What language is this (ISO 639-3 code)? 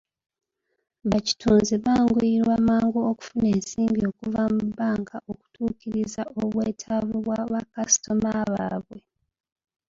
lug